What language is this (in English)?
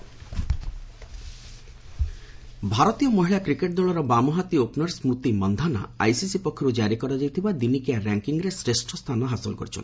Odia